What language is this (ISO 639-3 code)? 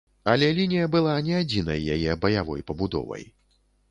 bel